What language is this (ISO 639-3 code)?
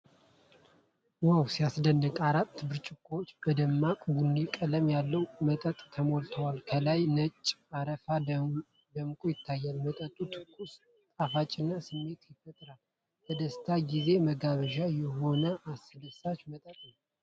amh